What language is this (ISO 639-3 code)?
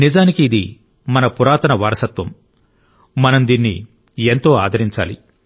tel